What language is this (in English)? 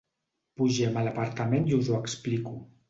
Catalan